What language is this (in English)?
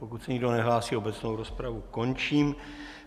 Czech